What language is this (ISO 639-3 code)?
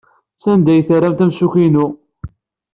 kab